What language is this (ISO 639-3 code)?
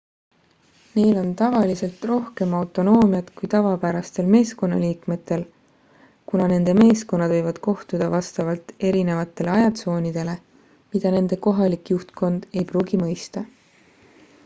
est